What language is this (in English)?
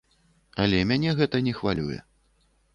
Belarusian